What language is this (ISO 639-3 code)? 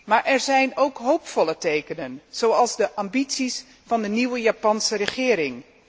nld